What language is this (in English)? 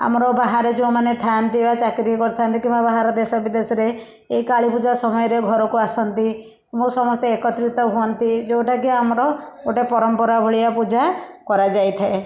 Odia